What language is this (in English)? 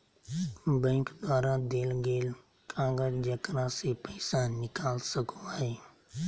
Magahi